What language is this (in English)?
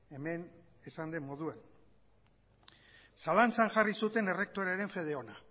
Basque